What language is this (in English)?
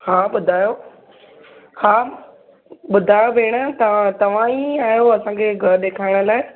Sindhi